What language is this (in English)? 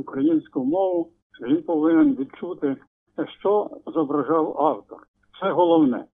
Ukrainian